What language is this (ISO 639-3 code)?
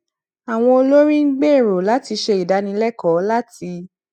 yor